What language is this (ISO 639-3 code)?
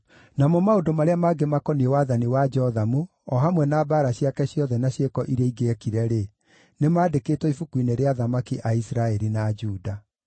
kik